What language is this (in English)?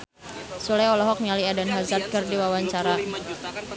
Sundanese